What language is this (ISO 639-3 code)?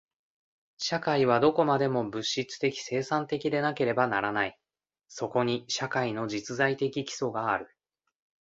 jpn